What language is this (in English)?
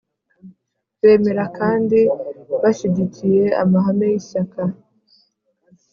Kinyarwanda